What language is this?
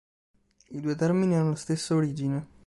Italian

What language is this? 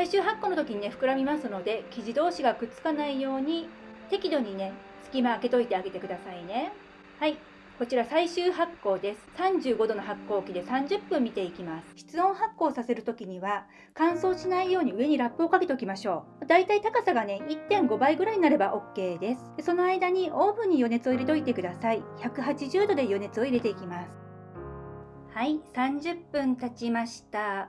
Japanese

